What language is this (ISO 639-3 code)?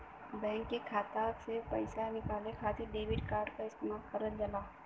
bho